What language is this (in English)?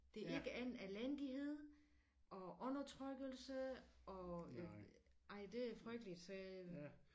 Danish